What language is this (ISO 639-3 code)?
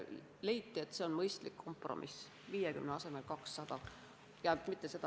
est